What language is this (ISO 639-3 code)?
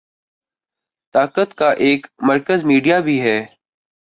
urd